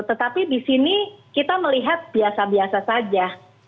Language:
Indonesian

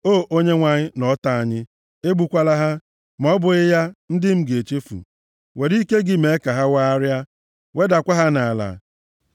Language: Igbo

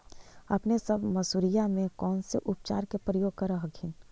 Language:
Magahi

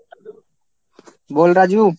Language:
Bangla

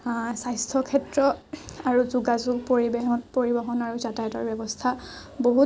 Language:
Assamese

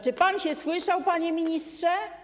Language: Polish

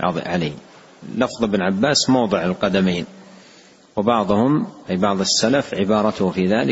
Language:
Arabic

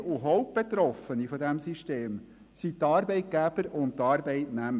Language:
Swiss German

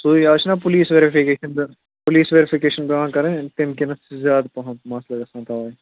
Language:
Kashmiri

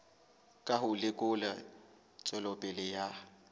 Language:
Southern Sotho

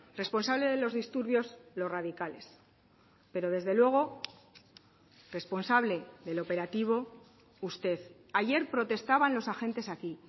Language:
Spanish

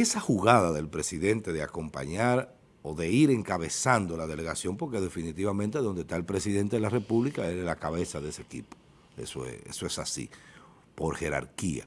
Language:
Spanish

